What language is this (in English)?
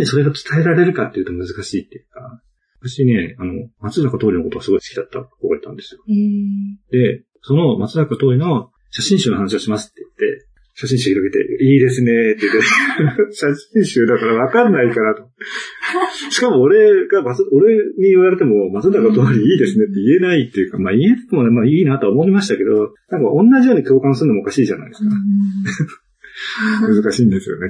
Japanese